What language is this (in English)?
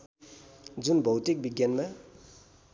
Nepali